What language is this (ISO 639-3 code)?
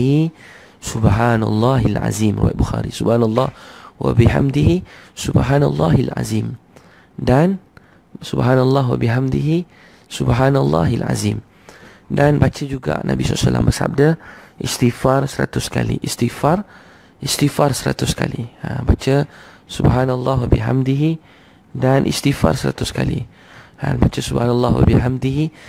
msa